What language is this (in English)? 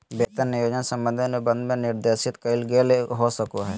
Magahi